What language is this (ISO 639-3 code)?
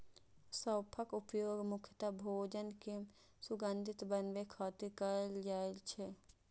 mai